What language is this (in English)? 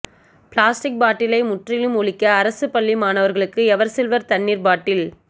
Tamil